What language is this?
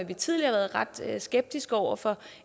Danish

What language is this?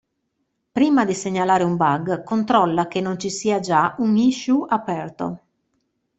Italian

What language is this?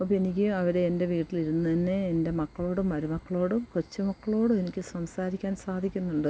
Malayalam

